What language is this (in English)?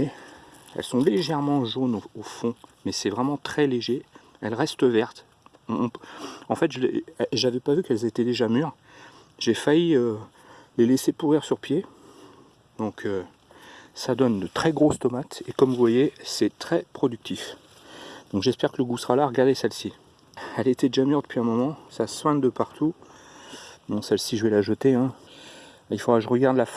French